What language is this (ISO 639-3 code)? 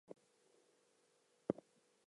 eng